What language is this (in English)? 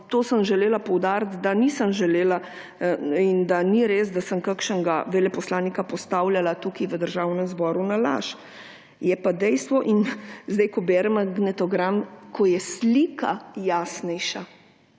Slovenian